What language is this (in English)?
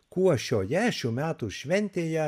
Lithuanian